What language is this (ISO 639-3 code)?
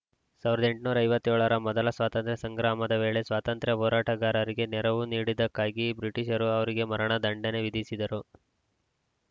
kan